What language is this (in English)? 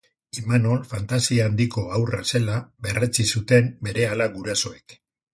Basque